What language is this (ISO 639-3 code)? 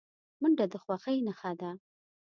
pus